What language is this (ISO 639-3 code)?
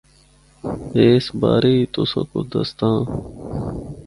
hno